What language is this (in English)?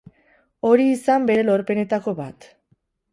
Basque